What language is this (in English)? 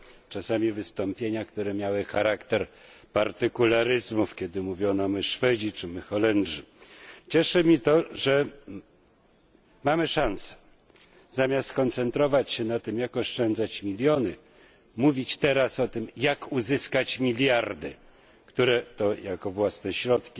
Polish